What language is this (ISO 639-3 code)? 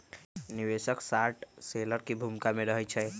mag